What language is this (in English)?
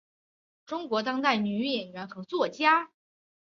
Chinese